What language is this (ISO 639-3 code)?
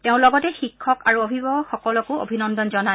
asm